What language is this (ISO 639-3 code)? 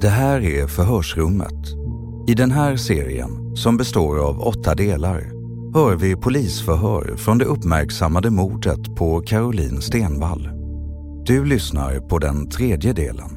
swe